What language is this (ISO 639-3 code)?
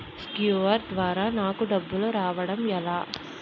tel